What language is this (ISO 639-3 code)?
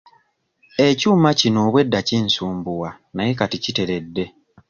lug